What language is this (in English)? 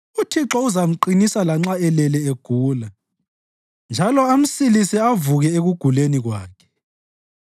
North Ndebele